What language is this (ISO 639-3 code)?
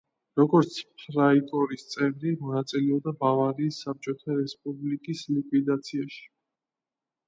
kat